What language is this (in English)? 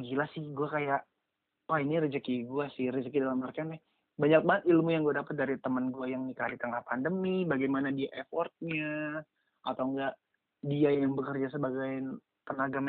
Indonesian